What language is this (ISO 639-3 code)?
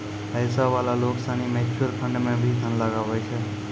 mai